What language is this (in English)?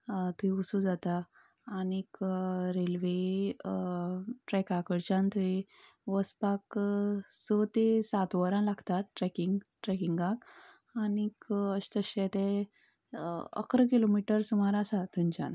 Konkani